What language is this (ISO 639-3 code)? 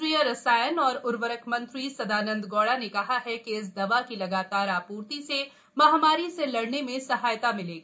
hin